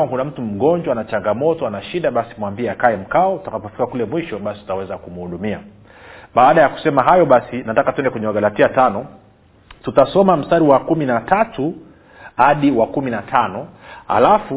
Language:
Swahili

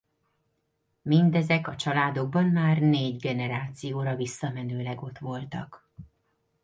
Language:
Hungarian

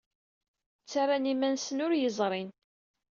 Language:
Kabyle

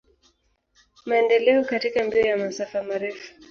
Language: Swahili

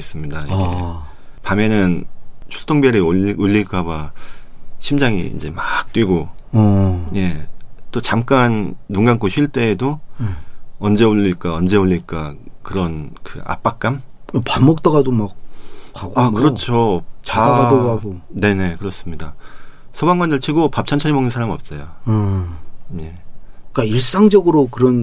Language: Korean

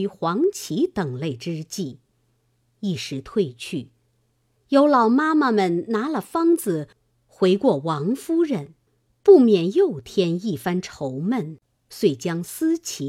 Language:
Chinese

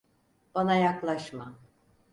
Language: Turkish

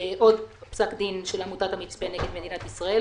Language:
Hebrew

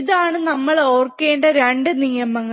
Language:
Malayalam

